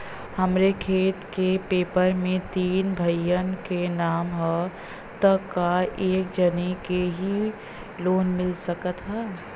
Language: Bhojpuri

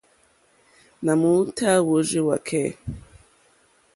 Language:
Mokpwe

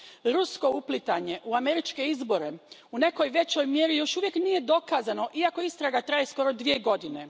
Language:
Croatian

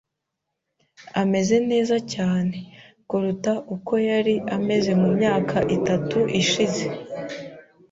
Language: Kinyarwanda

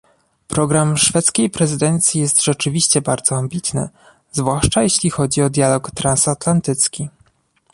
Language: Polish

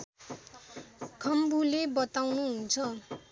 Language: Nepali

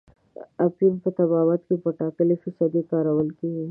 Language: Pashto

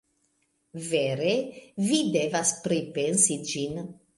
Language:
Esperanto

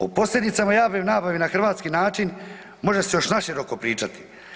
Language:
Croatian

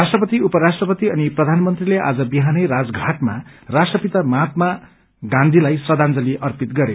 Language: Nepali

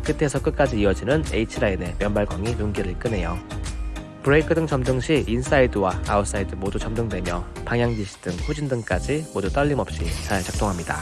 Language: Korean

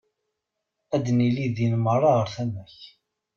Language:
Kabyle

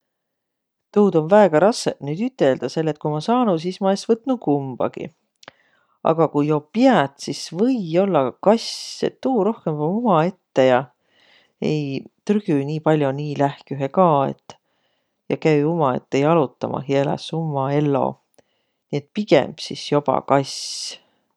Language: Võro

